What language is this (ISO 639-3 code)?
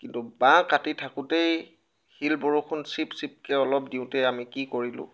asm